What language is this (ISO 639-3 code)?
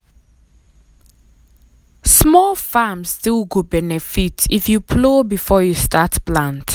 pcm